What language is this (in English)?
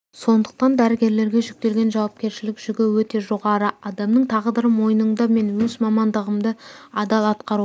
Kazakh